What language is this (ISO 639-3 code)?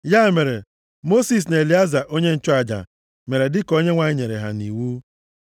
ibo